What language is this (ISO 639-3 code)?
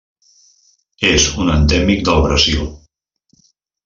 cat